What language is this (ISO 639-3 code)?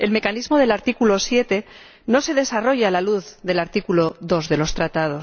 spa